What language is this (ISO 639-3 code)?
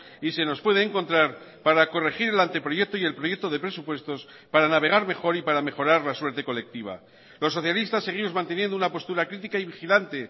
spa